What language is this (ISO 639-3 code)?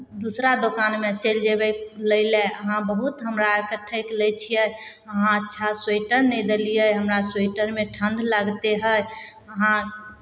mai